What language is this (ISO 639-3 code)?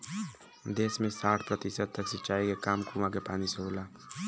bho